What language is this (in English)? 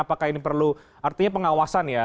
Indonesian